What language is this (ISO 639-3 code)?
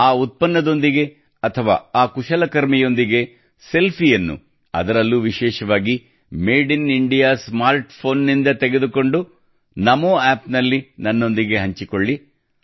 kan